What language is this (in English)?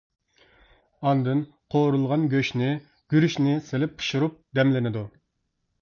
Uyghur